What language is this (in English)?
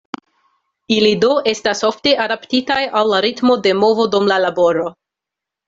Esperanto